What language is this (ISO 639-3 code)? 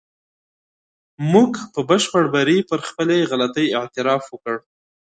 pus